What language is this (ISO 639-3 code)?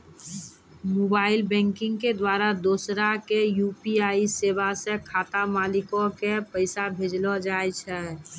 mai